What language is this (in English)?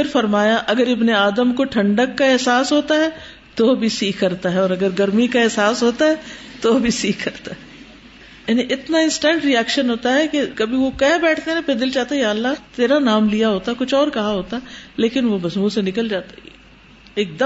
Urdu